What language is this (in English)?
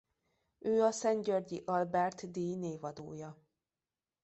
Hungarian